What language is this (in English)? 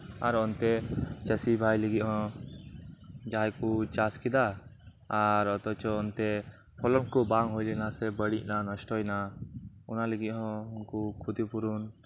Santali